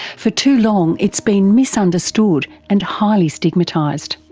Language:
English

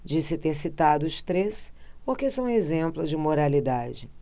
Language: Portuguese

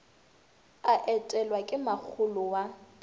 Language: Northern Sotho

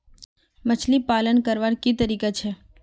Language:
Magahi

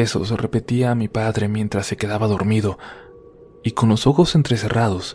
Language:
Spanish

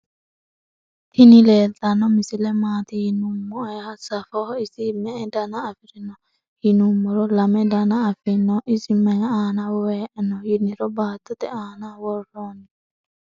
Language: Sidamo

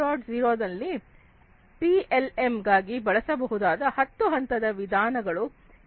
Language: Kannada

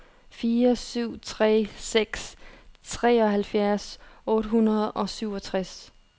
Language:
Danish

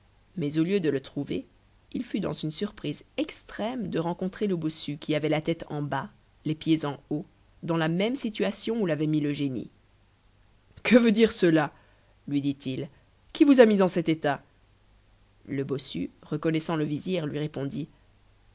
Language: French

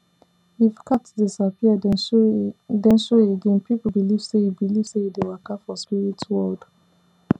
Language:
Nigerian Pidgin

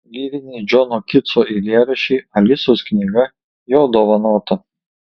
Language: Lithuanian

